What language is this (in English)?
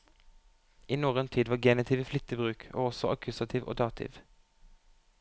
Norwegian